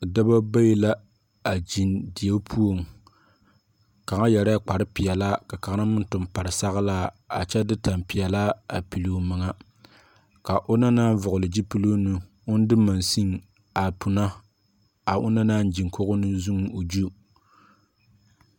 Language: Southern Dagaare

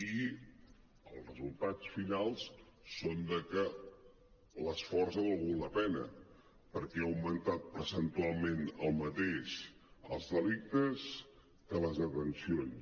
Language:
Catalan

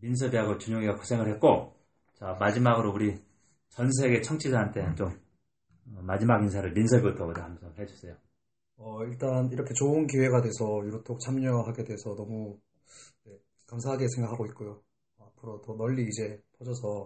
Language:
Korean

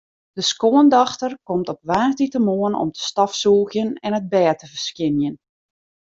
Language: Western Frisian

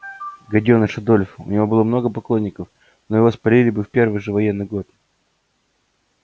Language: Russian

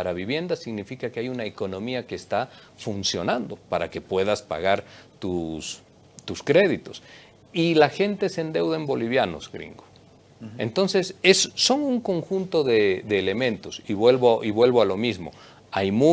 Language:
Spanish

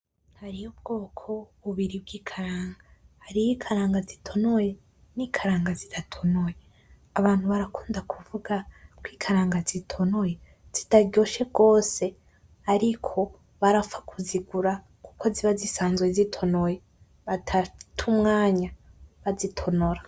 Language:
Rundi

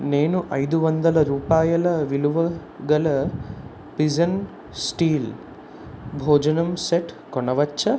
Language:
Telugu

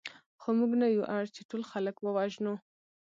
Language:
Pashto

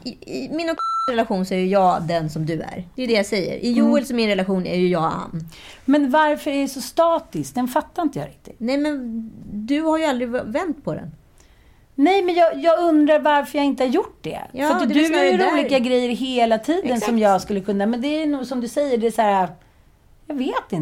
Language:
Swedish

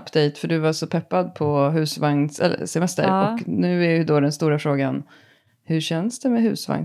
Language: Swedish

